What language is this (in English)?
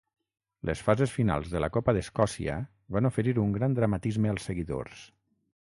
Catalan